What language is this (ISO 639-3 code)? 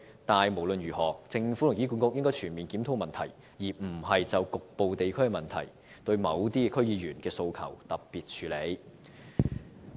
yue